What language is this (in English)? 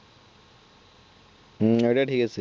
Bangla